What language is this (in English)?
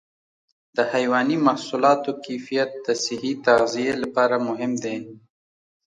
Pashto